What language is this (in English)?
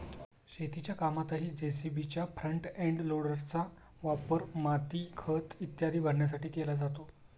Marathi